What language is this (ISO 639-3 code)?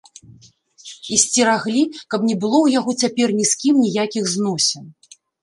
bel